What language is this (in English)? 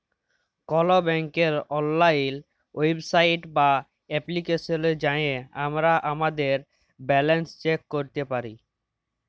Bangla